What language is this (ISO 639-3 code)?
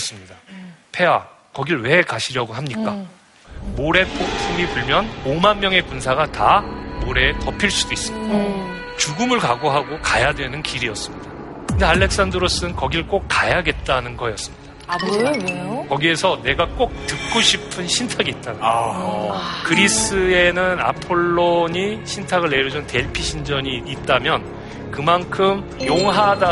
kor